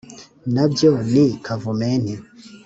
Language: Kinyarwanda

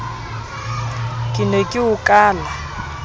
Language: Southern Sotho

